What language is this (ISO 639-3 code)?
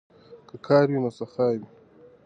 pus